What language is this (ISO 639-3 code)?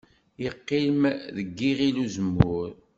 kab